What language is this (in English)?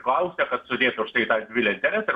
Lithuanian